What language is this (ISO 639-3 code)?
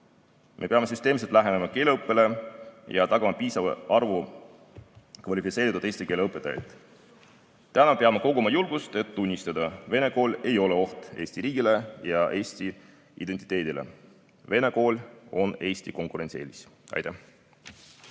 est